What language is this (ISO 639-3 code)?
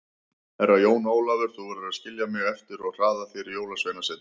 isl